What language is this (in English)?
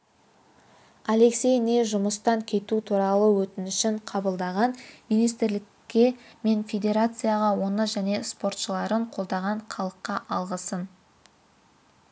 Kazakh